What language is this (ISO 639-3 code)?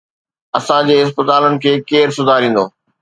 snd